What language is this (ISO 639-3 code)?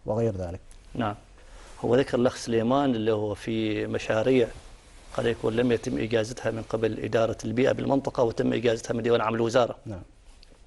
ara